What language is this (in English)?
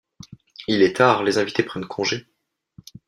French